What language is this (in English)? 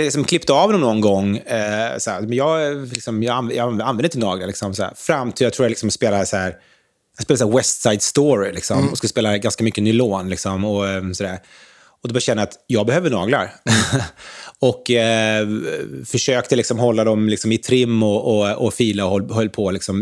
Swedish